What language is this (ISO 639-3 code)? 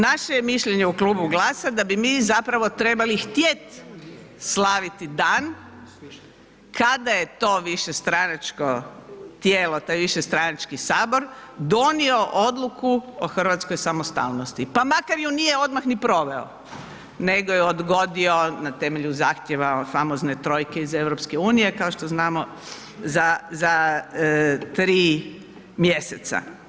hrv